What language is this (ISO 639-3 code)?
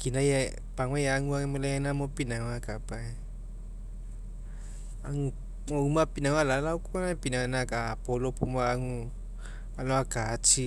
mek